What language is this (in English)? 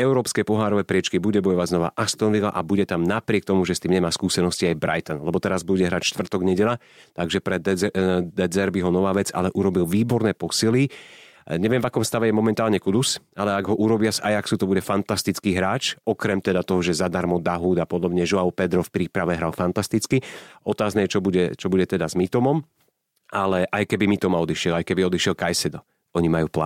Slovak